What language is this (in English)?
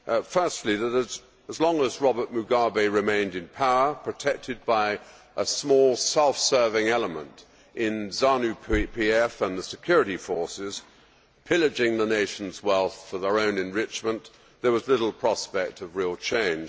English